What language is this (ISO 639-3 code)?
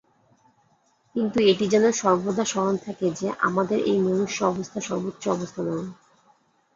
ben